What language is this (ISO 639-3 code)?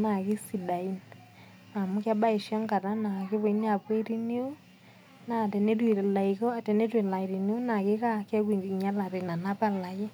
mas